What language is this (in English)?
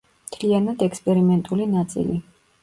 Georgian